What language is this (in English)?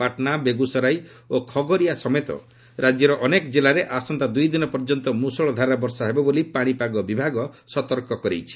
Odia